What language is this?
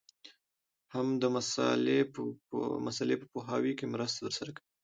Pashto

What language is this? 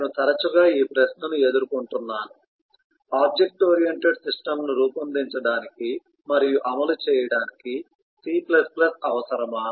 Telugu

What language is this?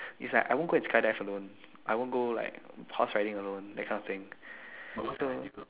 English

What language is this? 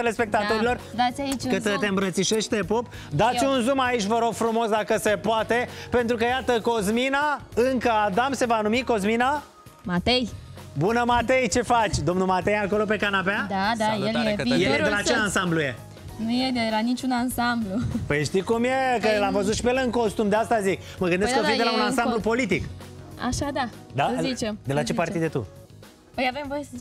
Romanian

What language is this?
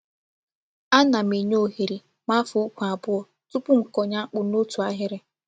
Igbo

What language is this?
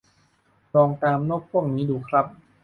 Thai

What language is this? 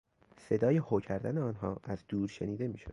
Persian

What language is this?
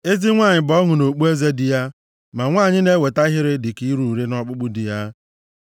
Igbo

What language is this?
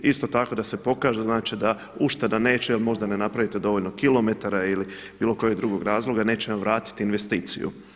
Croatian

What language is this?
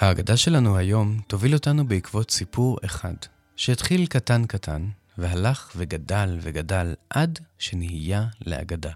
Hebrew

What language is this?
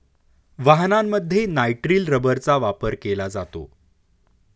Marathi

